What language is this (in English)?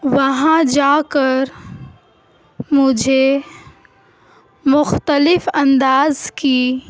Urdu